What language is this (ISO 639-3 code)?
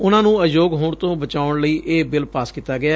pan